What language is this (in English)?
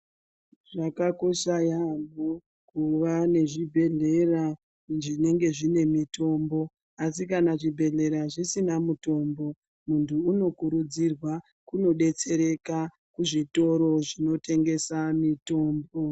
Ndau